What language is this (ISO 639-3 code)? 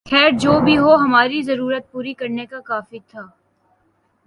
urd